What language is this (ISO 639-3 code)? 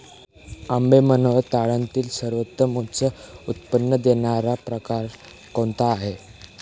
mar